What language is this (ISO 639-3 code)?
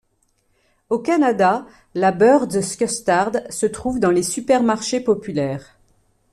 fra